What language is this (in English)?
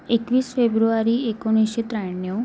Marathi